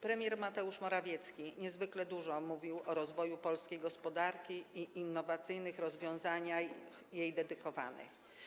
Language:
Polish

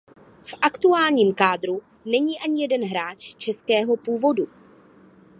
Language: Czech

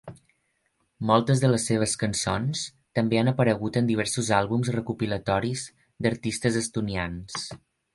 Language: Catalan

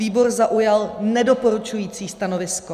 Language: Czech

